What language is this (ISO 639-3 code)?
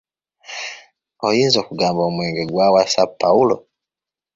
lug